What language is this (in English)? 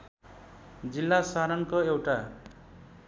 Nepali